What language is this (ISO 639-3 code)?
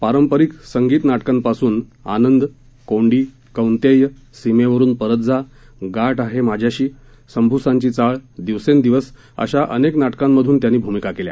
mar